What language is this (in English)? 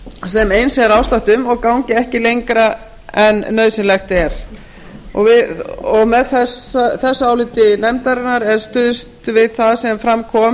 Icelandic